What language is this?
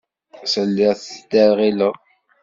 Kabyle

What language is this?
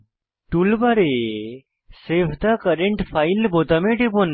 Bangla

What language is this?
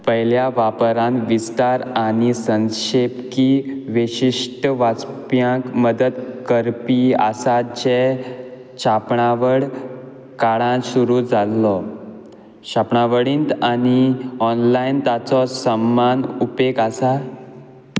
Konkani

